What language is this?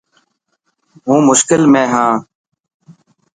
Dhatki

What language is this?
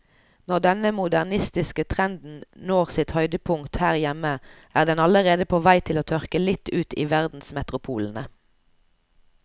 Norwegian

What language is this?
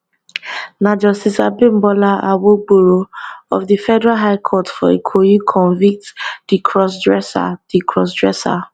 Nigerian Pidgin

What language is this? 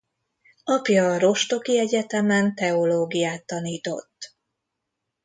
Hungarian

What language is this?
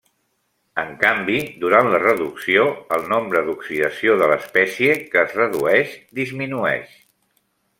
Catalan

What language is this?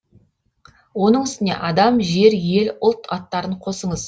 Kazakh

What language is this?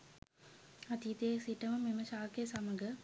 Sinhala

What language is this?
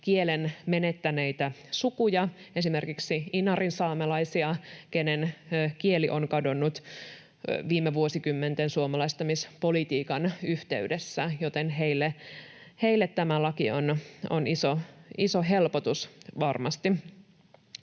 Finnish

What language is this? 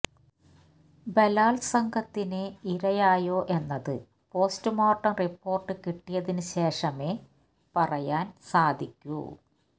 Malayalam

